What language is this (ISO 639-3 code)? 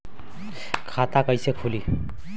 bho